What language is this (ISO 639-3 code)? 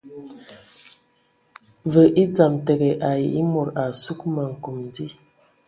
ewo